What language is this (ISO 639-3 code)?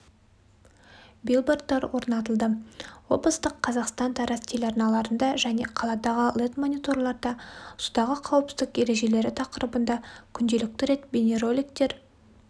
kaz